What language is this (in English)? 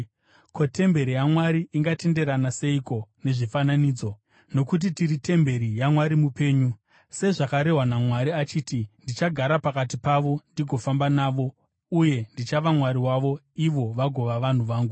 Shona